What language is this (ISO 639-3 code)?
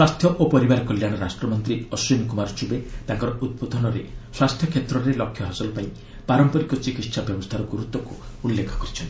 ori